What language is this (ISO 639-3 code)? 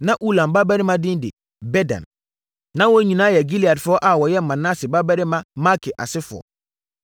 aka